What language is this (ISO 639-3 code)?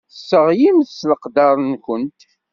kab